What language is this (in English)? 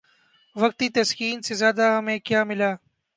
Urdu